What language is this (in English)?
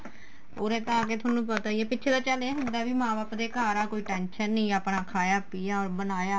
Punjabi